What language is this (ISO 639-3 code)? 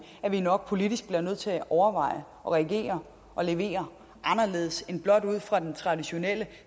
dan